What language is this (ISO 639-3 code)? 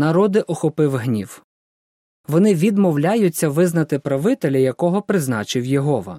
ukr